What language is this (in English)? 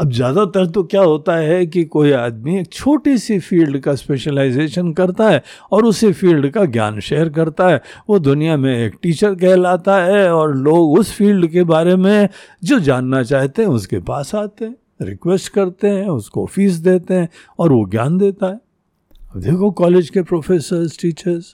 Hindi